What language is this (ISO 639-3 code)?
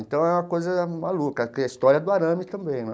por